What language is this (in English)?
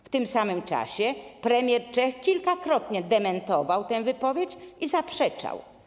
Polish